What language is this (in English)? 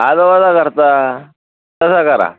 Marathi